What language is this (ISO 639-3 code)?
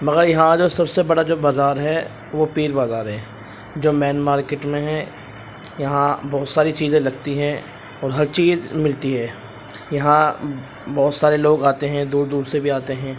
urd